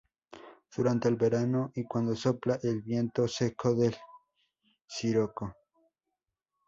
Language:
Spanish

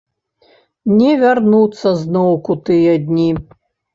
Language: Belarusian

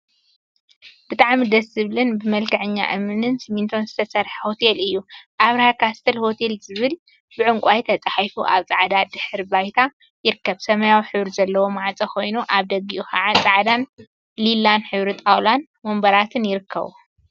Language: Tigrinya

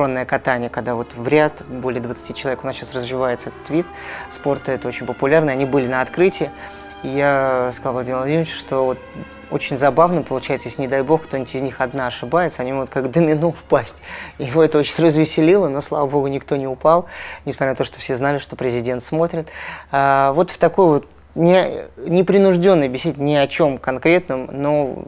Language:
Russian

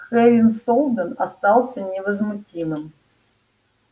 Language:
Russian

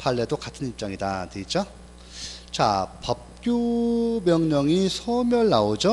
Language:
Korean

